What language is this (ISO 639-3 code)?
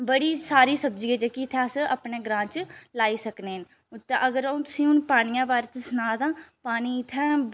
doi